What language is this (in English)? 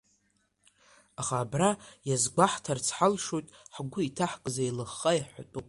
Abkhazian